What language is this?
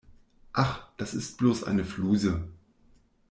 German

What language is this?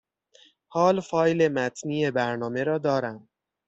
Persian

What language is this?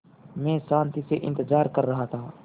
Hindi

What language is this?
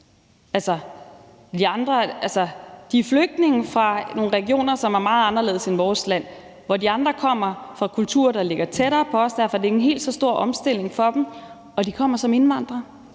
Danish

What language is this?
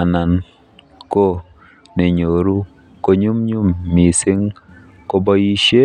Kalenjin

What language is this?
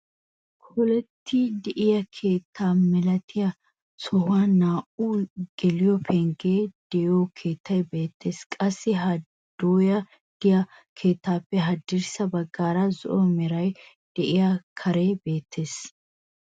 Wolaytta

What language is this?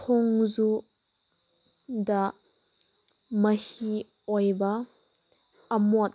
Manipuri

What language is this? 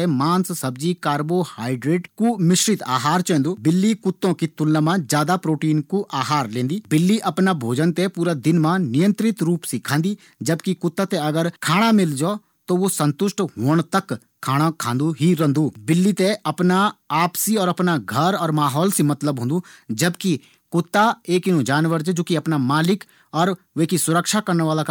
Garhwali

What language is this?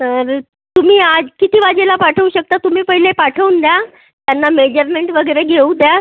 Marathi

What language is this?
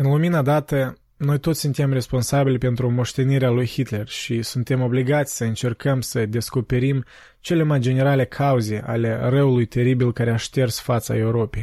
Romanian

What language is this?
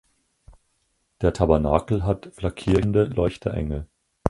German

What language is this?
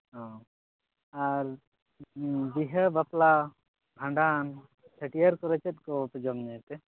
Santali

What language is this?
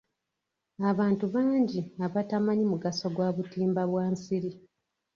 Ganda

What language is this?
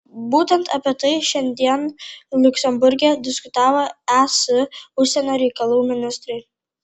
Lithuanian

